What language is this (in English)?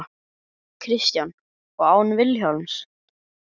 Icelandic